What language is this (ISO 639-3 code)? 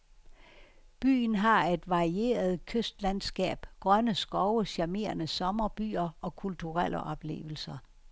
dan